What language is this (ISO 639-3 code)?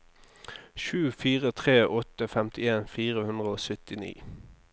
nor